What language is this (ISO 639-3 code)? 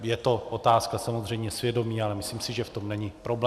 ces